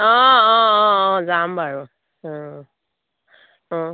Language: Assamese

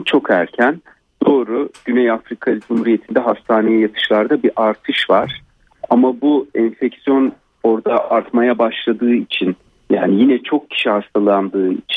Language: Turkish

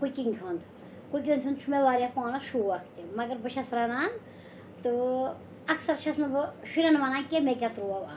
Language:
Kashmiri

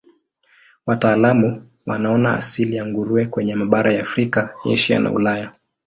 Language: Swahili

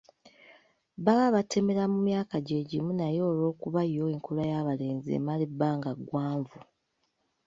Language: Ganda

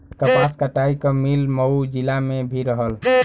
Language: Bhojpuri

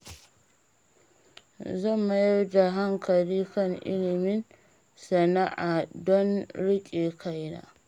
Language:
Hausa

